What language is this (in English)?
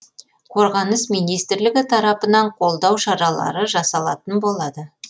Kazakh